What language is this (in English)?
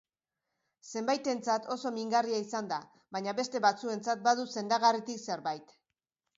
Basque